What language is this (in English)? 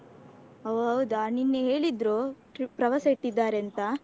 Kannada